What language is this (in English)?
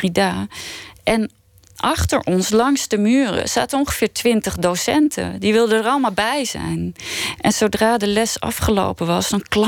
Dutch